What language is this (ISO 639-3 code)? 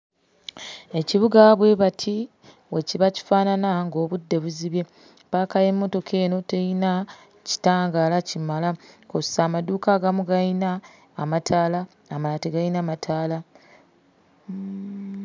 lug